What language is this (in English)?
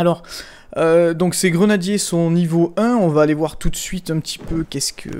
French